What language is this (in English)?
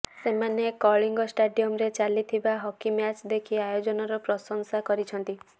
Odia